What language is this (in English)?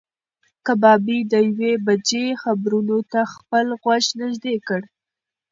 Pashto